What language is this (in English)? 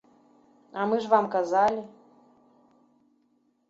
Belarusian